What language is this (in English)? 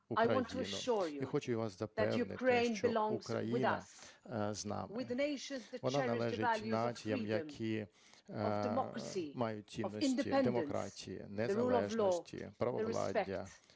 Ukrainian